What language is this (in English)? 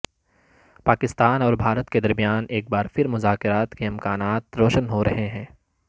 Urdu